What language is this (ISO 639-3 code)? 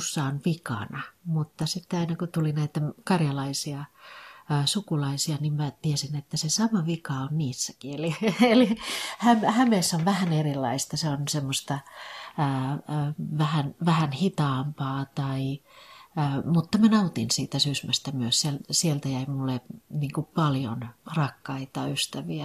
fin